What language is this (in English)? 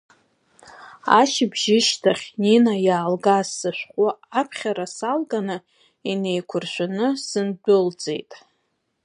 Abkhazian